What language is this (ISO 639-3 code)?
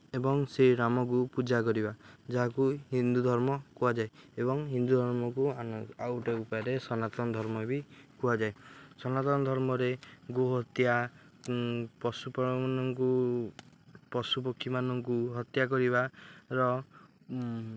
ori